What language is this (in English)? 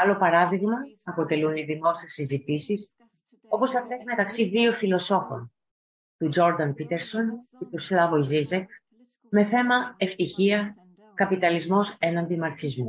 Greek